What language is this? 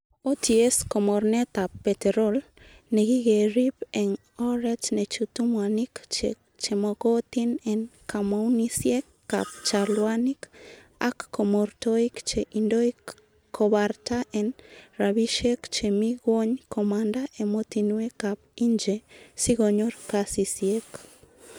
Kalenjin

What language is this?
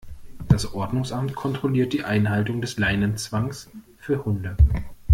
German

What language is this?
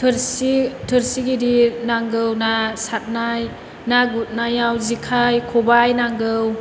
Bodo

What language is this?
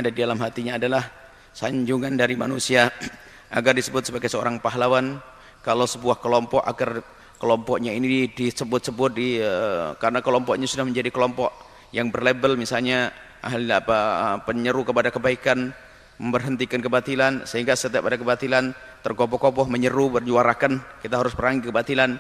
Indonesian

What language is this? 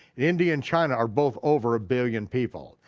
English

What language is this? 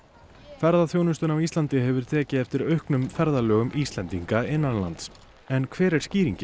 Icelandic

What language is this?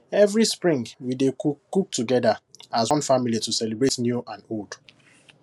Nigerian Pidgin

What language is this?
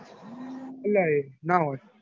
Gujarati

